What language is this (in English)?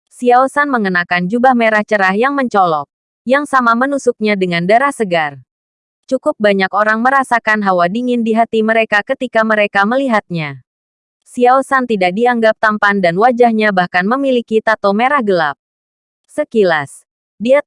Indonesian